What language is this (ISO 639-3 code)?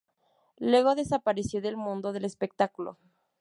spa